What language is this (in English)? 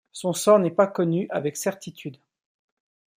French